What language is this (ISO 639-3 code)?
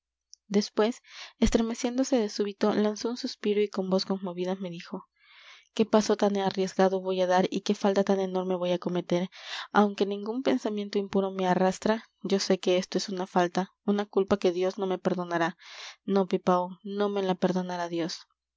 spa